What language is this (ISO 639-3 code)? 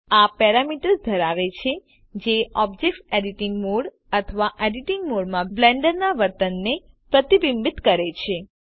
guj